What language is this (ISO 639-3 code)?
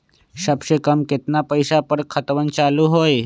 mag